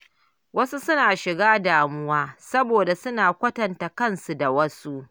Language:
Hausa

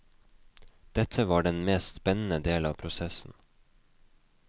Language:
Norwegian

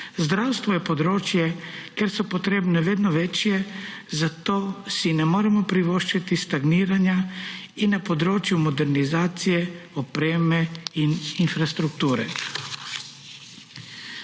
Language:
Slovenian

